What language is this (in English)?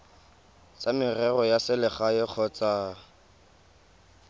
Tswana